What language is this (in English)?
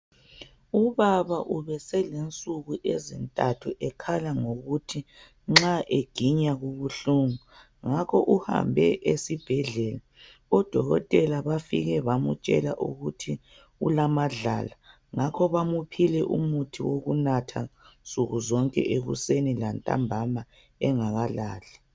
North Ndebele